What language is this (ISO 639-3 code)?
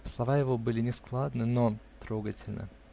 rus